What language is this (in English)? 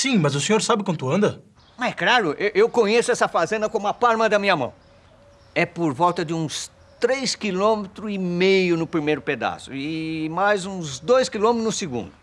Portuguese